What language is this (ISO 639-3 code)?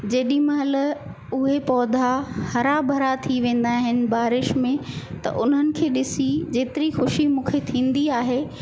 snd